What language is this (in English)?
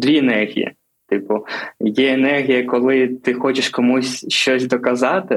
Ukrainian